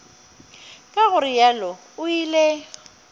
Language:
Northern Sotho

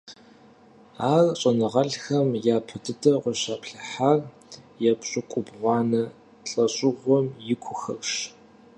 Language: Kabardian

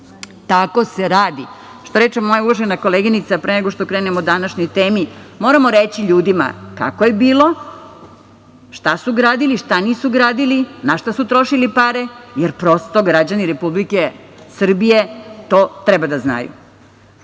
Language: Serbian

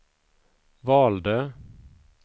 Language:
Swedish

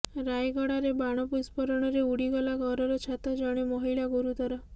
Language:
Odia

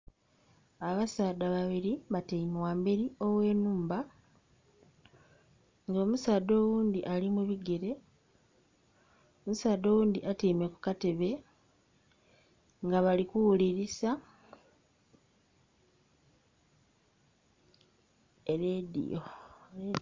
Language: Soga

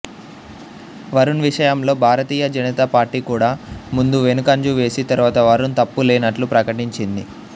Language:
Telugu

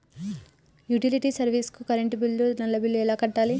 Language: Telugu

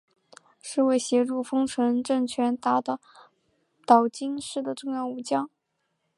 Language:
Chinese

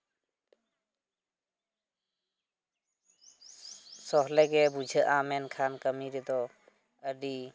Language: Santali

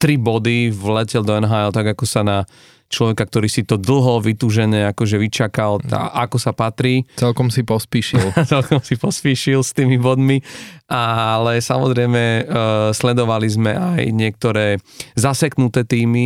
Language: Slovak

